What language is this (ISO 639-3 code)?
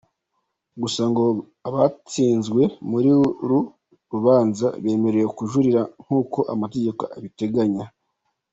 kin